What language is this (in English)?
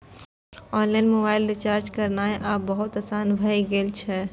Maithili